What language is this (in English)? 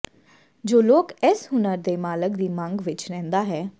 Punjabi